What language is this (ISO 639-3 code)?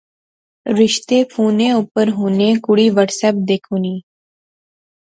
phr